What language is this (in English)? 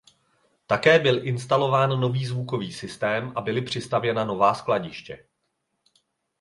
Czech